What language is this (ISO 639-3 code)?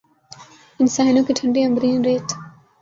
urd